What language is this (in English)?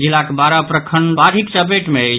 Maithili